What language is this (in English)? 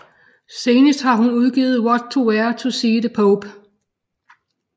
Danish